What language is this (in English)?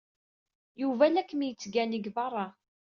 Kabyle